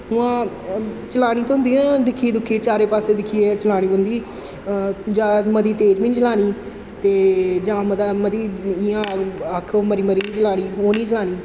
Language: Dogri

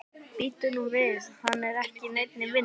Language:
Icelandic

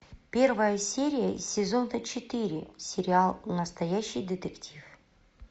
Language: Russian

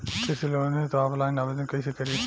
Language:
Bhojpuri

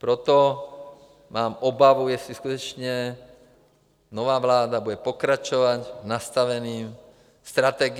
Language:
Czech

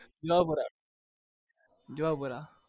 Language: Gujarati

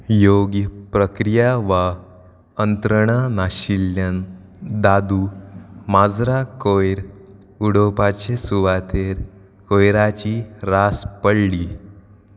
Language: Konkani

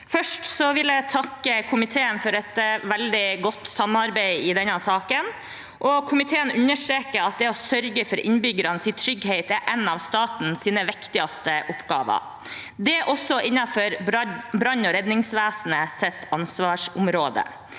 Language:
Norwegian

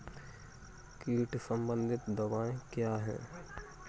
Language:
Hindi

